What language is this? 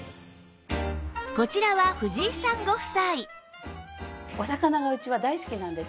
Japanese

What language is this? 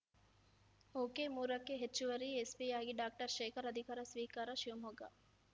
Kannada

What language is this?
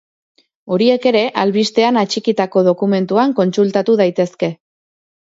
Basque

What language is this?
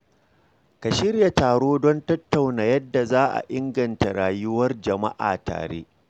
Hausa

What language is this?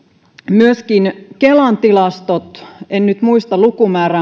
Finnish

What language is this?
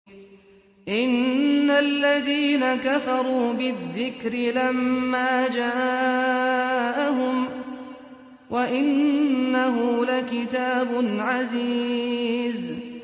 Arabic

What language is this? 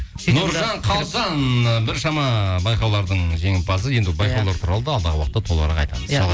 Kazakh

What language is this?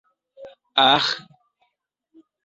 Esperanto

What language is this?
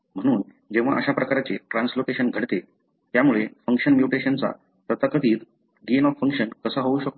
Marathi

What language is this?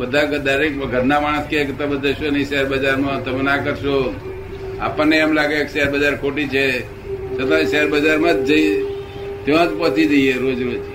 Gujarati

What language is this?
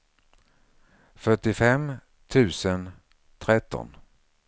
Swedish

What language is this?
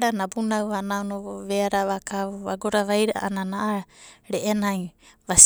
Abadi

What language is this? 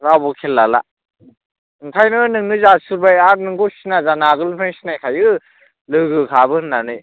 Bodo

